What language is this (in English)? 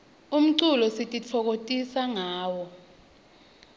Swati